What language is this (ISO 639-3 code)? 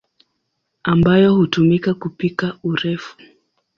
swa